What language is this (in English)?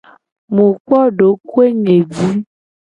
Gen